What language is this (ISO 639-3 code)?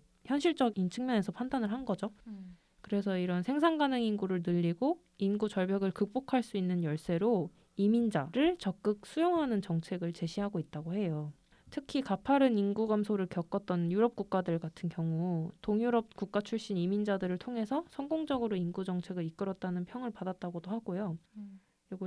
kor